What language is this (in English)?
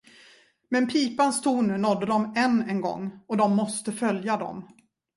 Swedish